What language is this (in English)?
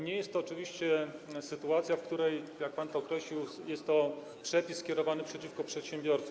Polish